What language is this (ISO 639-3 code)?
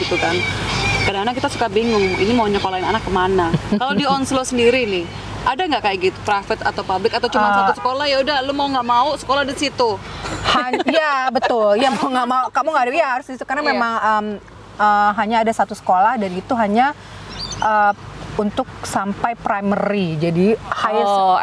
ind